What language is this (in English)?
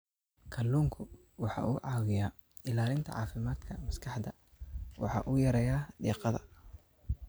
Somali